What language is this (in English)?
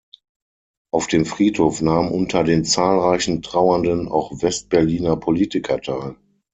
German